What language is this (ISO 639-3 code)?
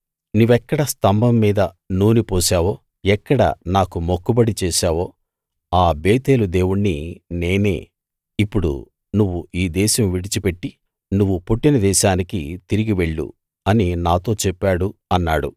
tel